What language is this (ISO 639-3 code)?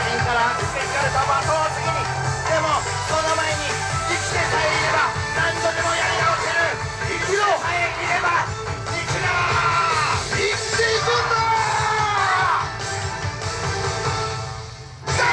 jpn